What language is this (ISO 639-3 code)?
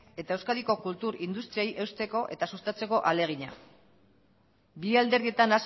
eus